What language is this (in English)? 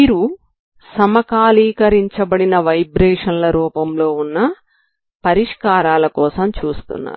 Telugu